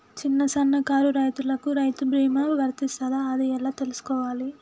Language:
Telugu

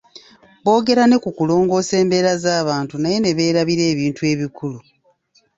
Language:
Ganda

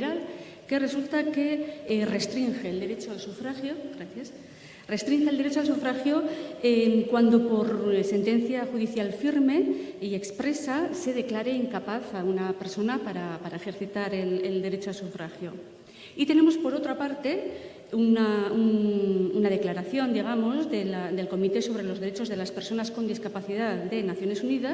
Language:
Spanish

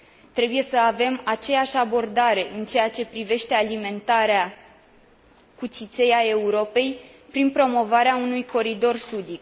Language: Romanian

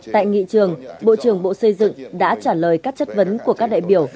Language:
Vietnamese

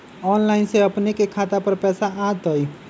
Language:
Magahi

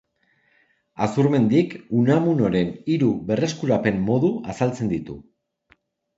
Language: Basque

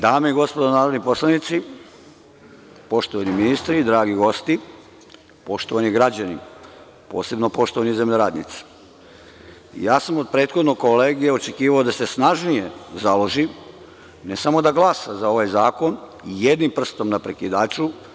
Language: Serbian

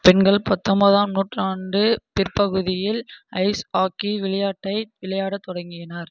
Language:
Tamil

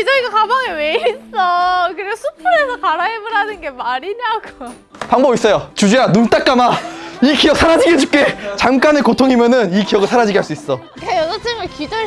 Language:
Korean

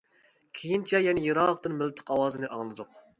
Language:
Uyghur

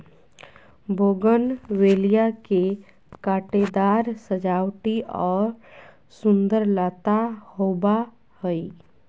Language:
Magahi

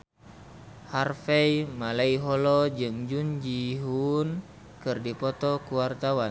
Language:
Sundanese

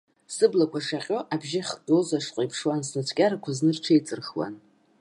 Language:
Abkhazian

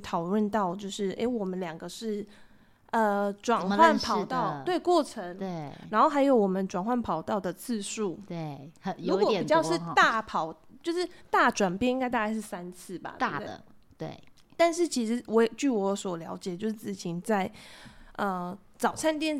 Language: Chinese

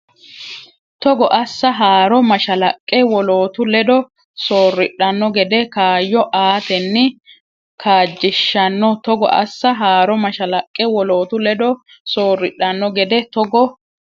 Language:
Sidamo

